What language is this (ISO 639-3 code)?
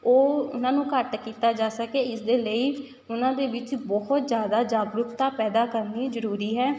pan